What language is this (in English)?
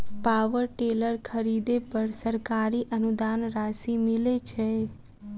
Maithili